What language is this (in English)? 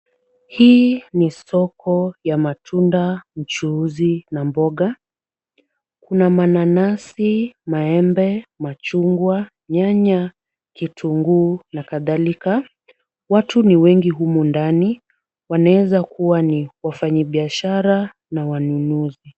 Swahili